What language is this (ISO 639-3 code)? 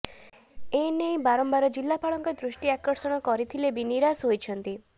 ori